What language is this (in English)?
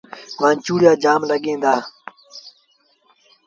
Sindhi Bhil